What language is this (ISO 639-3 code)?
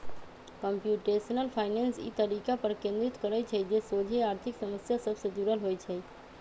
mag